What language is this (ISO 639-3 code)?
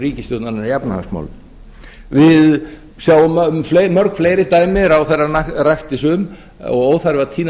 isl